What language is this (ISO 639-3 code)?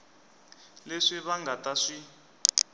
tso